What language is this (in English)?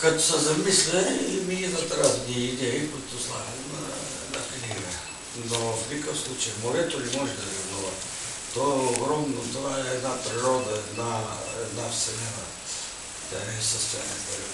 Bulgarian